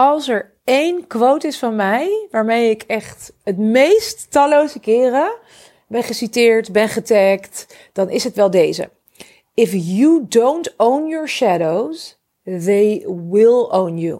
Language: Dutch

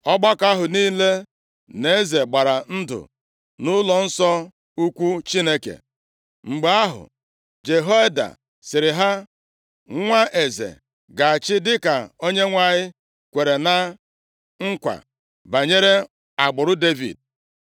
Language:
Igbo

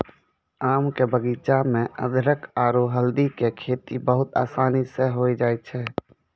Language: Maithili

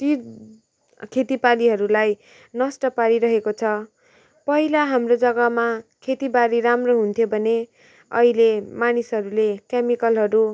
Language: Nepali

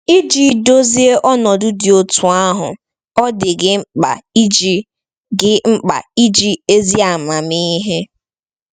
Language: Igbo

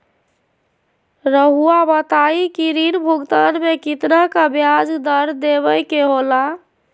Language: Magahi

